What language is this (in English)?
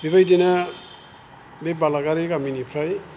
Bodo